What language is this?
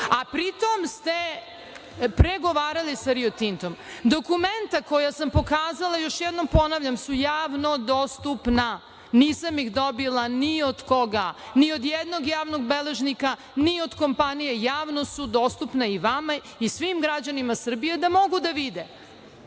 Serbian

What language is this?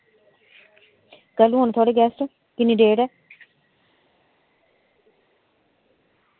Dogri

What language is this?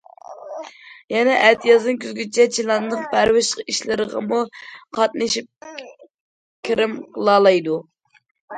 Uyghur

